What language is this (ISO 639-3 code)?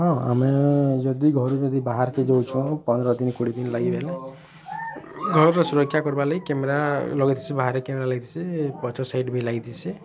ori